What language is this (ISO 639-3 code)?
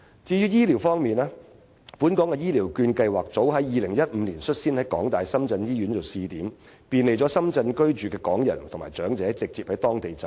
yue